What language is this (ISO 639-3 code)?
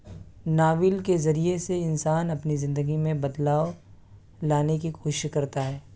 urd